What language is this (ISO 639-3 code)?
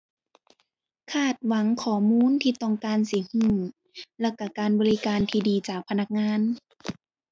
tha